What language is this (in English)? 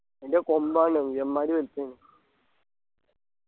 Malayalam